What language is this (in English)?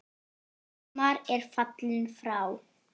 Icelandic